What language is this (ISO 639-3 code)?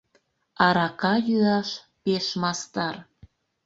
chm